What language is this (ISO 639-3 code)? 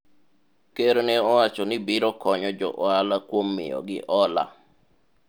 luo